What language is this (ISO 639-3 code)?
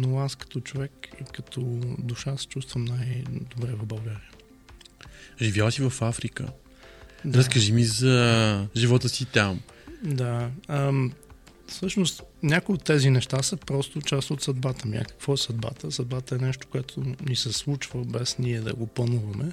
bul